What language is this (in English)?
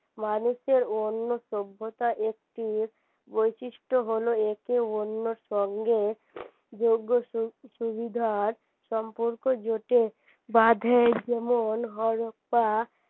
Bangla